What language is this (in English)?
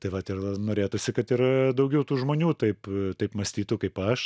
Lithuanian